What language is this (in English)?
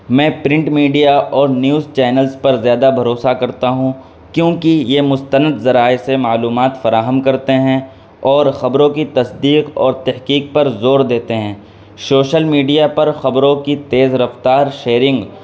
Urdu